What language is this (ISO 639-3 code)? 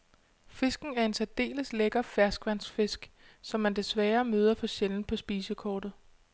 dan